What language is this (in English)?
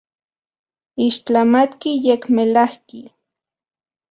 Central Puebla Nahuatl